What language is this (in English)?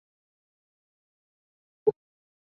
Chinese